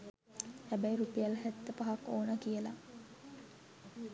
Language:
Sinhala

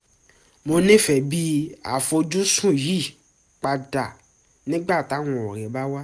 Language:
Yoruba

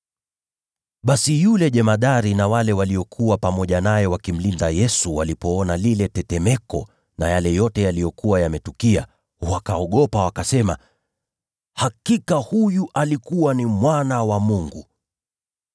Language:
Swahili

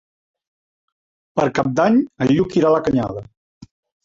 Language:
Catalan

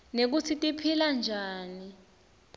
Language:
Swati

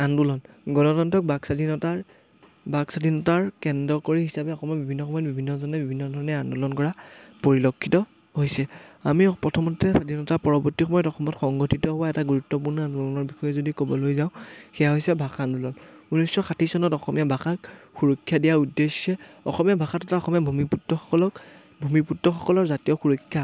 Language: Assamese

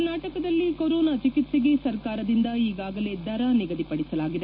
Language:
Kannada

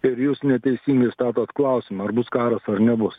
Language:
Lithuanian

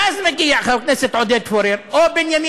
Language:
Hebrew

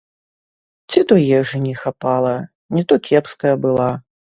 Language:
Belarusian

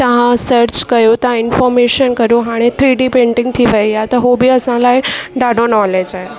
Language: Sindhi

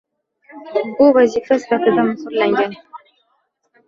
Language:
Uzbek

